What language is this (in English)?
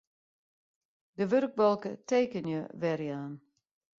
Western Frisian